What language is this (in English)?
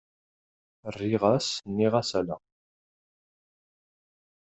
Kabyle